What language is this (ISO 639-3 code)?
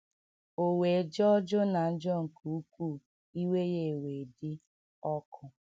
ibo